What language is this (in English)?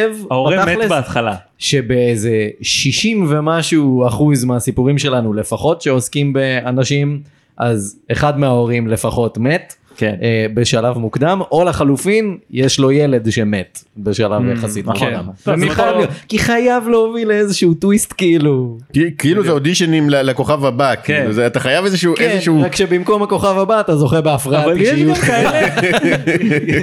Hebrew